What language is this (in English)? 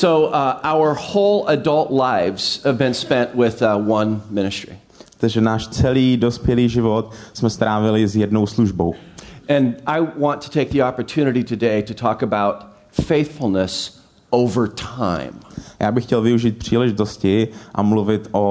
Czech